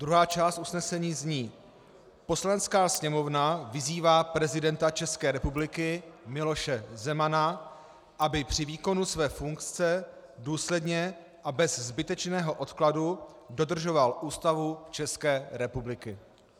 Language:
Czech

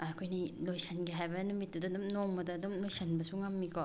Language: Manipuri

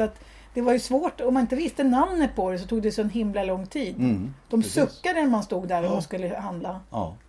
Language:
Swedish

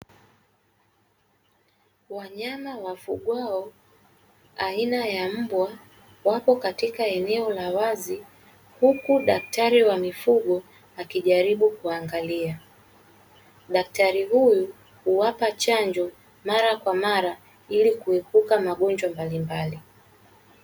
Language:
Swahili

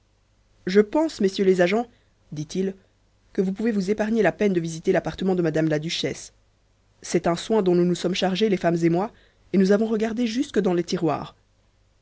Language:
French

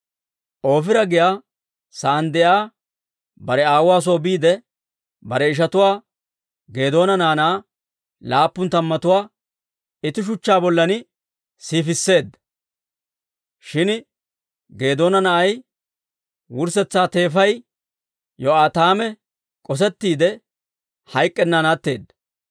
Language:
Dawro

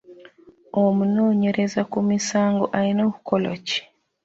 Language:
Ganda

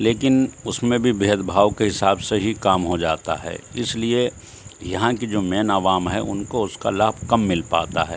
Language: Urdu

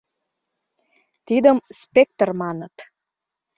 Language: Mari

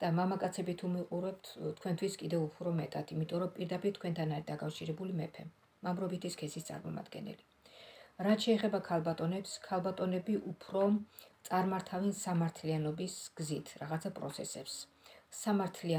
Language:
Romanian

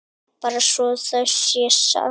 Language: Icelandic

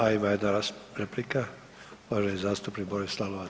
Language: Croatian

